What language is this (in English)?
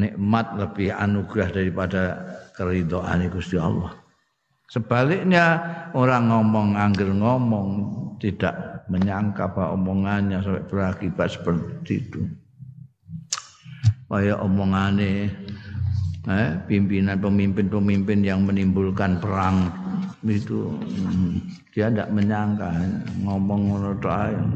Indonesian